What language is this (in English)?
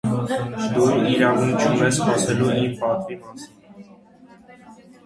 Armenian